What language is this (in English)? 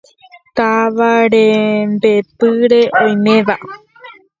Guarani